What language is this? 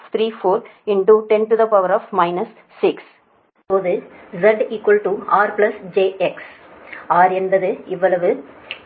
Tamil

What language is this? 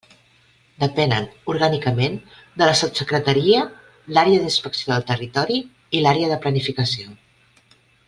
Catalan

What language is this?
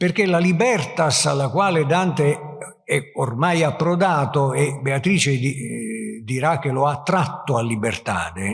Italian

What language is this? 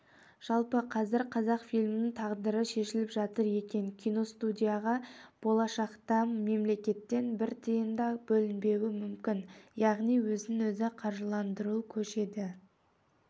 Kazakh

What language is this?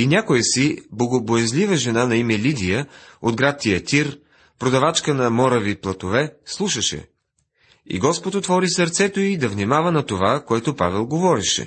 Bulgarian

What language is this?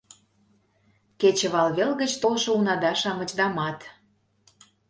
Mari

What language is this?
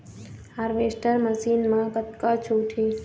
Chhattisgarhi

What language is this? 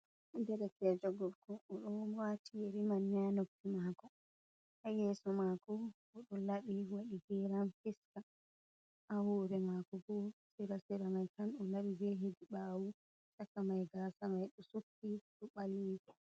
Fula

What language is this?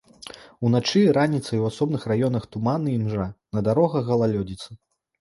Belarusian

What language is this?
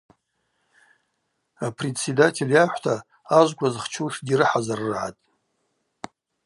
Abaza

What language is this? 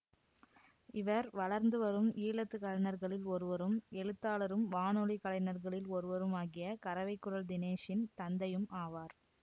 Tamil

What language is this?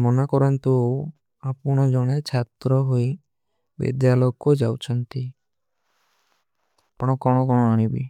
Kui (India)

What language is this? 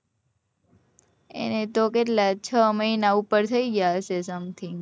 Gujarati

